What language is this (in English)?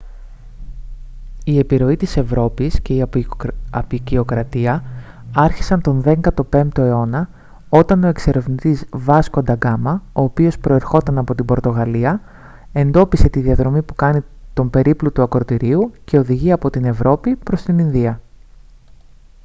Greek